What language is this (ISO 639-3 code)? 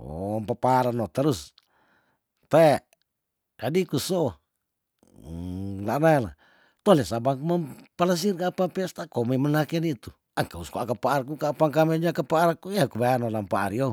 tdn